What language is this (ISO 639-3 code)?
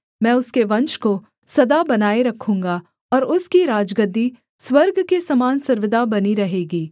hin